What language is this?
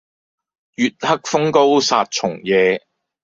Cantonese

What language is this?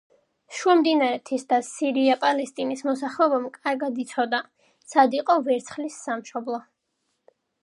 Georgian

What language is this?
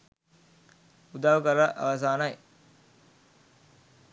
Sinhala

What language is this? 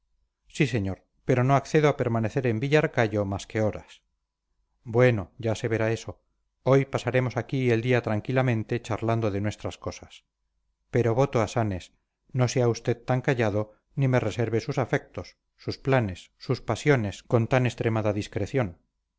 Spanish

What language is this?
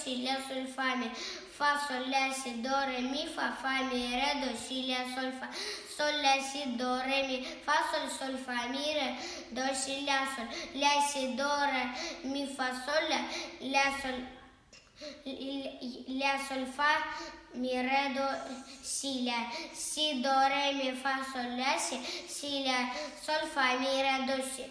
Italian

